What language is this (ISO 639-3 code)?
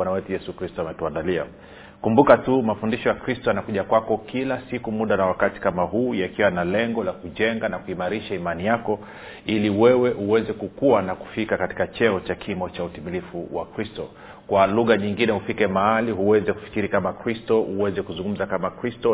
swa